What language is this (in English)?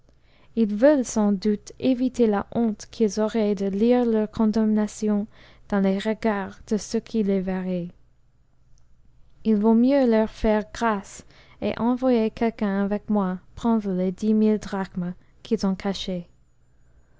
French